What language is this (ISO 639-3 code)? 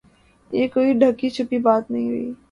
urd